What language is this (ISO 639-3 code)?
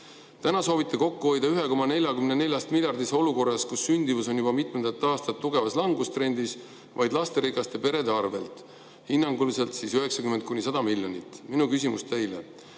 est